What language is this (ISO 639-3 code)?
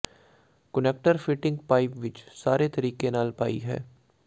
pan